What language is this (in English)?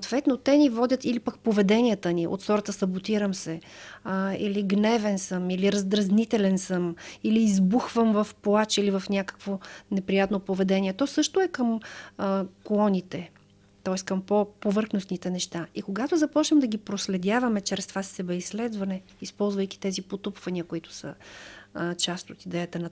Bulgarian